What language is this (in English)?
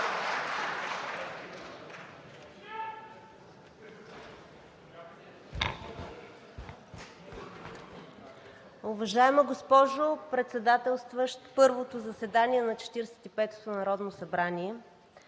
Bulgarian